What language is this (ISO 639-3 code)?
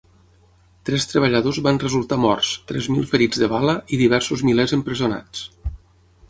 cat